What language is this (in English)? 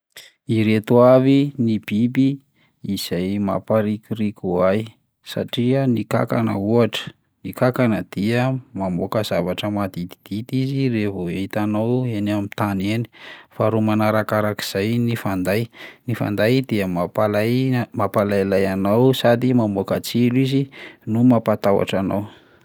Malagasy